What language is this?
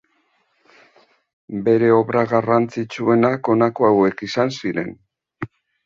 Basque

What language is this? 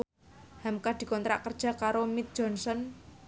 Javanese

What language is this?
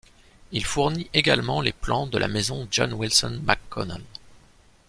French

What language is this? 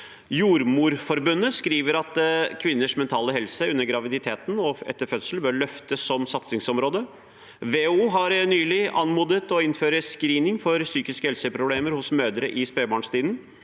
Norwegian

